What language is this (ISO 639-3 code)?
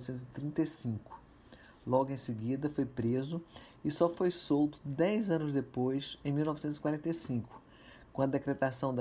por